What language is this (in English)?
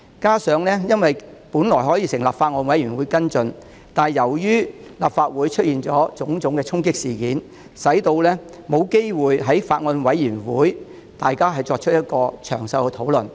Cantonese